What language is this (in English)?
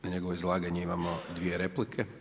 Croatian